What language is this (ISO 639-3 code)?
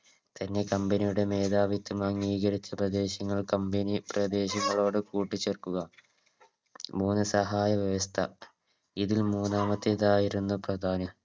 mal